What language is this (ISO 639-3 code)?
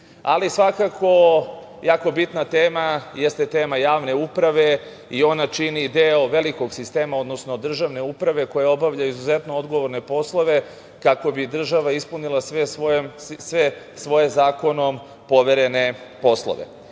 srp